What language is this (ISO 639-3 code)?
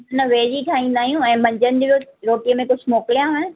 snd